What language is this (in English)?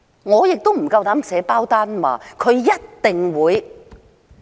Cantonese